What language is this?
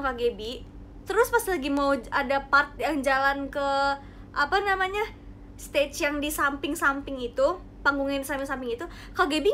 Indonesian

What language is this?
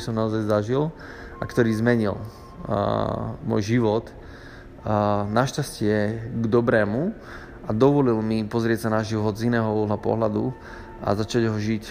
Slovak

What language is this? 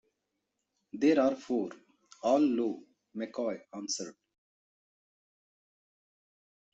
English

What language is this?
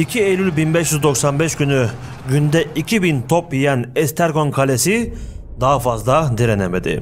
Turkish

